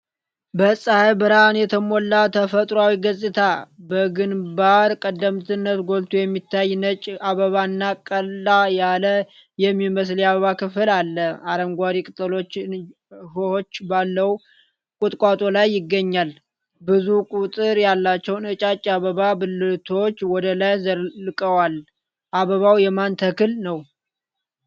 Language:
Amharic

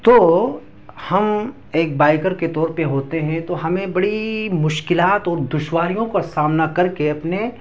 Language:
Urdu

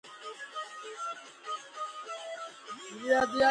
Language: Georgian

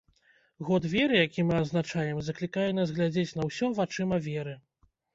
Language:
Belarusian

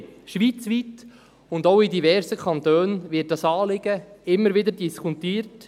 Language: Swiss German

